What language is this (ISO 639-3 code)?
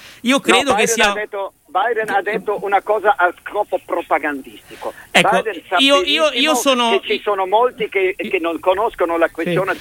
ita